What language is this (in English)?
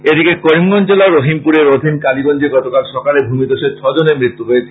Bangla